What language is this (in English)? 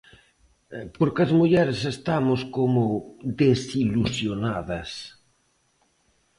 Galician